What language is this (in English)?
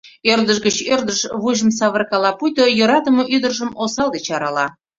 Mari